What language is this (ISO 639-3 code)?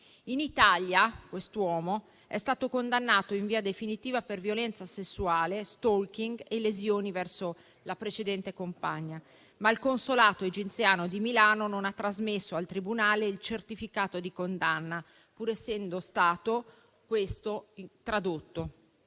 ita